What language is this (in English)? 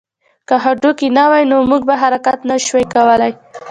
Pashto